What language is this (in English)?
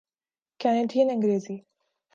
Urdu